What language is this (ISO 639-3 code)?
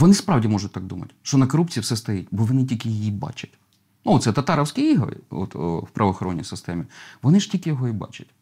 ukr